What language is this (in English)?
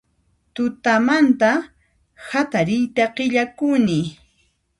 Puno Quechua